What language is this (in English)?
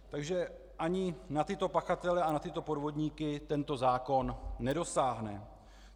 Czech